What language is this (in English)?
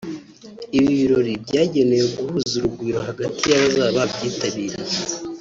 Kinyarwanda